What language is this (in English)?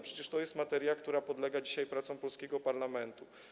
Polish